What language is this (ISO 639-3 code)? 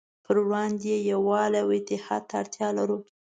pus